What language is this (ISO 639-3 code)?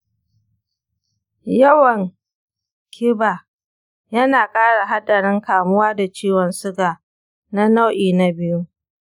hau